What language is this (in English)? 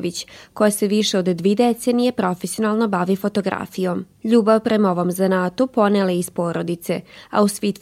Croatian